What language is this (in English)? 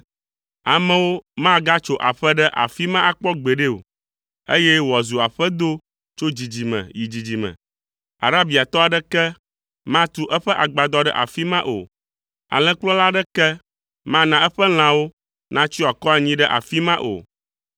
Ewe